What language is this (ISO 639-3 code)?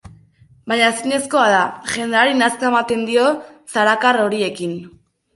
eus